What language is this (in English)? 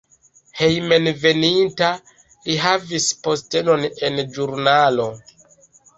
Esperanto